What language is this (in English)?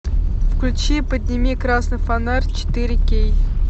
Russian